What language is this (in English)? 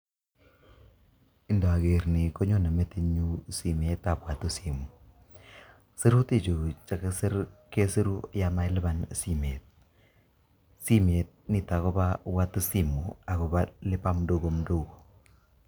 Kalenjin